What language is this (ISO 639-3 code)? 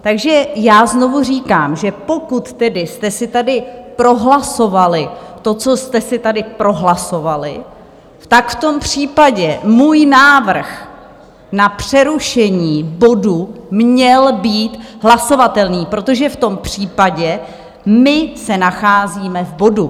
ces